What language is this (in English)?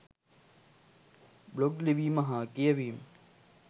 Sinhala